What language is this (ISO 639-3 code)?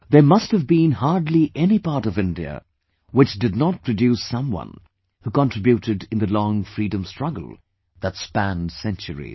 eng